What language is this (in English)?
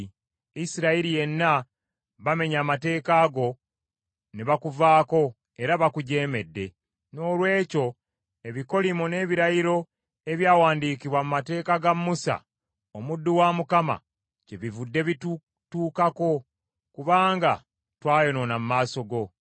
Ganda